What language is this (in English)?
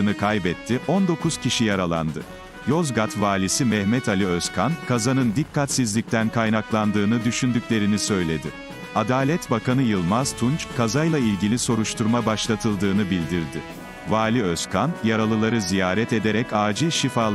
Turkish